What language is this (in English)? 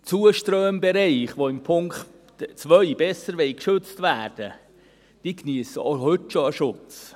Swiss German